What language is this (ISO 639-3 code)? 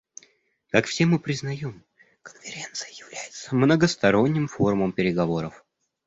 rus